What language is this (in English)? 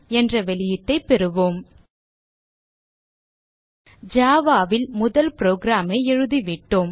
Tamil